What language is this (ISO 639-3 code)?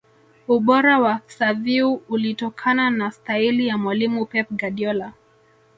swa